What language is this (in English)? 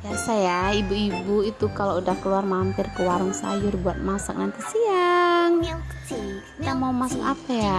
Indonesian